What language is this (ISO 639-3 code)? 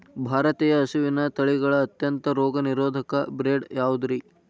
kan